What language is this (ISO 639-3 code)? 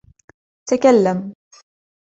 ara